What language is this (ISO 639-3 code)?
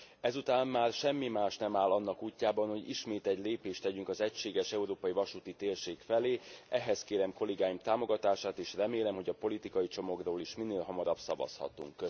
hun